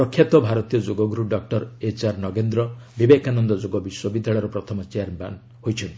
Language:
Odia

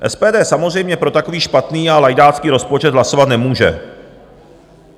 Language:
Czech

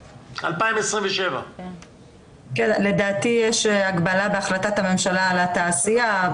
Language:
Hebrew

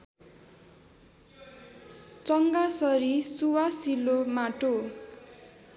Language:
Nepali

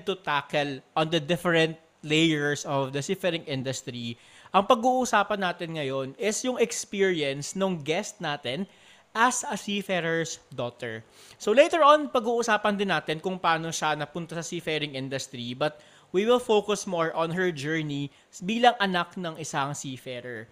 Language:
Filipino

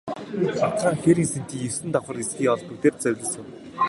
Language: Mongolian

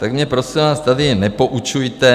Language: Czech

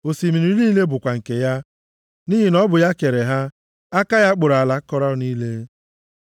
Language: Igbo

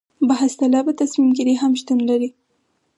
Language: Pashto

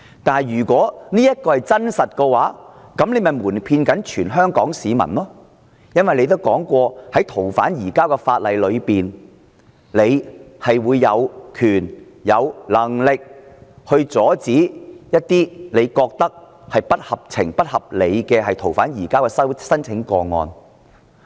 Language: Cantonese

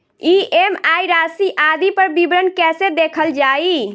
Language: Bhojpuri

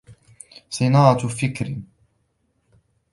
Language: Arabic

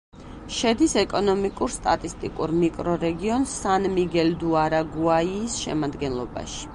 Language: Georgian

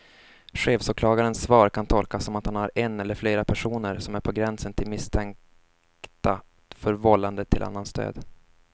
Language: Swedish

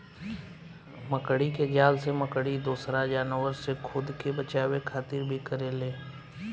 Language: Bhojpuri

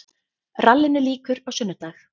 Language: Icelandic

